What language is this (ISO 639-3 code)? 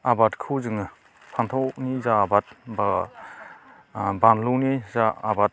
brx